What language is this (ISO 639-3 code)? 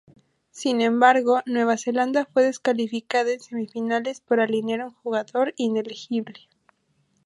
spa